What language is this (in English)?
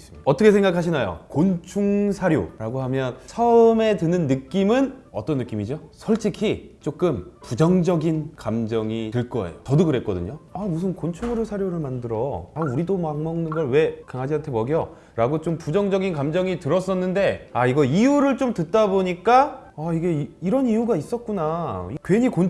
Korean